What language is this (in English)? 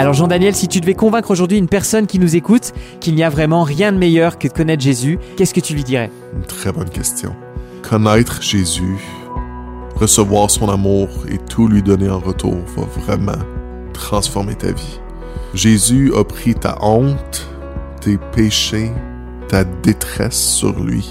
French